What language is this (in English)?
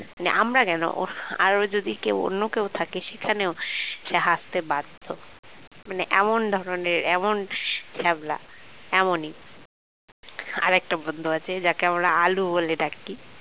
Bangla